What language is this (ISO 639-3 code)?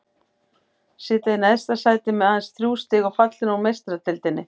isl